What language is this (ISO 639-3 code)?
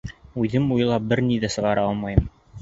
bak